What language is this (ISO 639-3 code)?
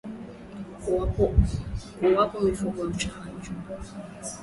swa